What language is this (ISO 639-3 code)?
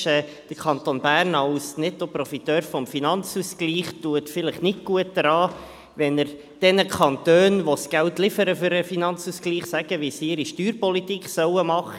gsw